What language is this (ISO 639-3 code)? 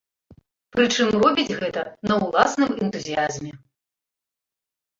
bel